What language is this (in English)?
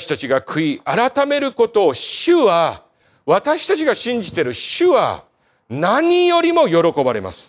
Japanese